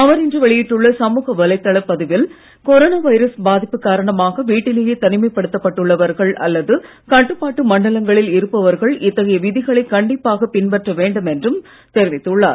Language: Tamil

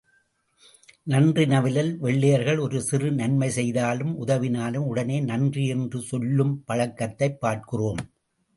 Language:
Tamil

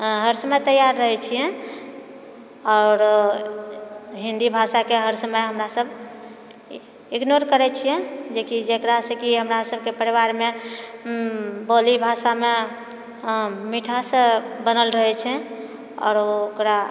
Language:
Maithili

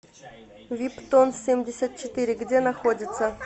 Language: Russian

